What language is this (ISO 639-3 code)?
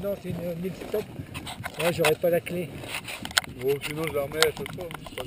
fra